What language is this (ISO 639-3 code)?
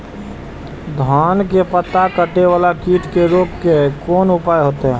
mai